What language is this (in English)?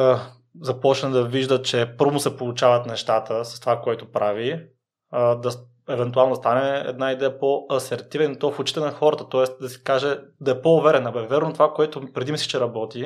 Bulgarian